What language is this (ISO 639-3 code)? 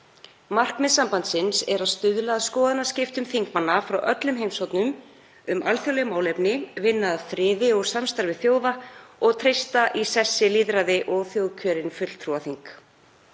isl